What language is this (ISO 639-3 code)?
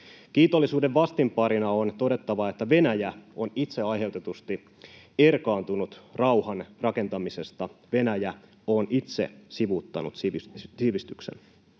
fin